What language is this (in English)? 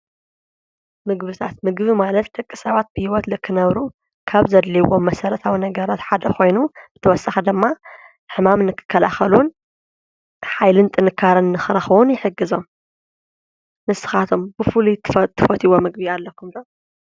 Tigrinya